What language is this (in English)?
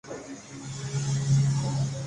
Urdu